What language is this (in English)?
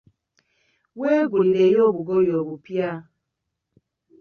Ganda